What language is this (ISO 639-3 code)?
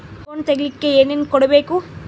kan